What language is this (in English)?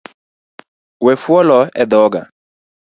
Luo (Kenya and Tanzania)